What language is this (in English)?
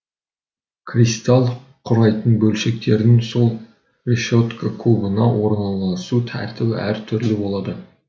Kazakh